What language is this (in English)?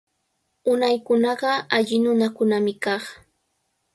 Cajatambo North Lima Quechua